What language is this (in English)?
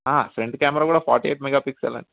Telugu